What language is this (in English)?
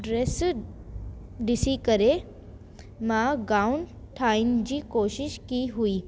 Sindhi